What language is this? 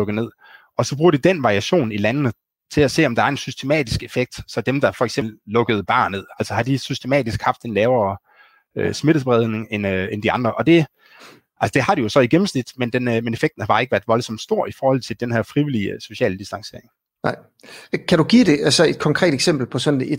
Danish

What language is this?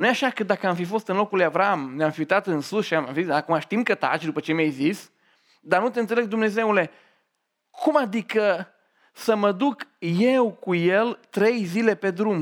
Romanian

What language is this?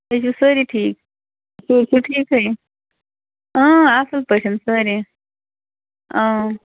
Kashmiri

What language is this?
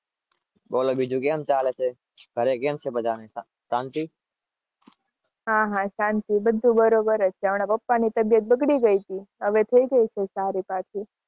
Gujarati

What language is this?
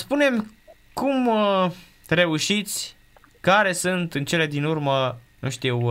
Romanian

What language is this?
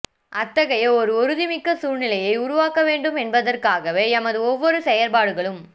Tamil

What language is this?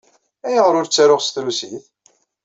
Kabyle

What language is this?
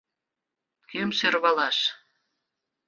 Mari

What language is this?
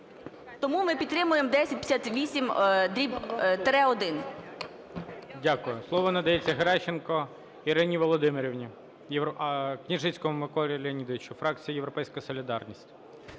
Ukrainian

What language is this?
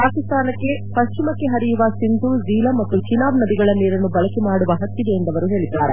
Kannada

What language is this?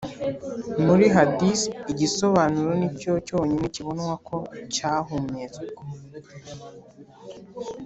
Kinyarwanda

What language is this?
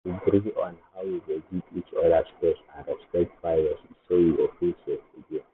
Nigerian Pidgin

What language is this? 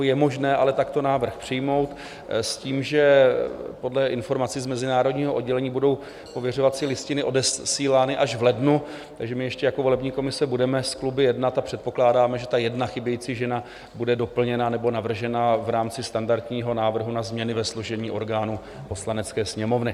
Czech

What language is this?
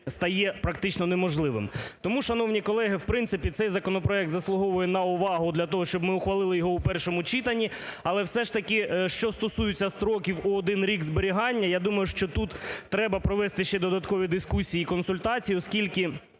Ukrainian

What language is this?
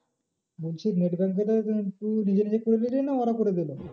Bangla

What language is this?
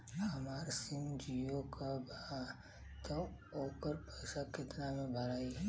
Bhojpuri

